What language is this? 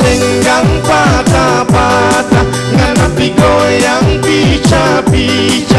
Thai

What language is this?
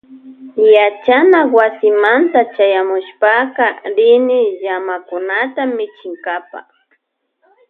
Loja Highland Quichua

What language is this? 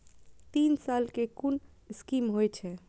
Maithili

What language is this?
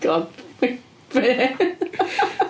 Welsh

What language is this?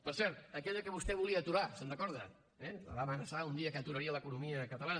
Catalan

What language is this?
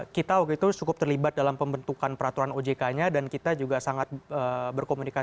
Indonesian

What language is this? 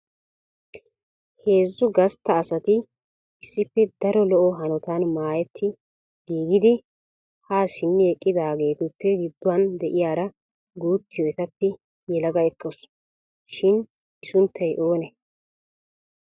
Wolaytta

